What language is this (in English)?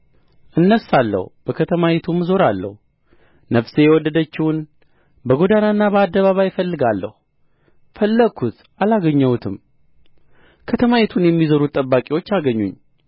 Amharic